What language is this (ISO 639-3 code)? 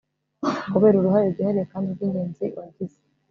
kin